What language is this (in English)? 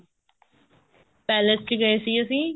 Punjabi